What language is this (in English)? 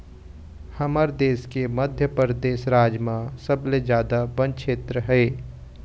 Chhattisgarhi